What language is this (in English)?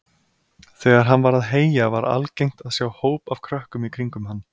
Icelandic